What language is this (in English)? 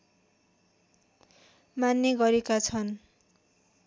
Nepali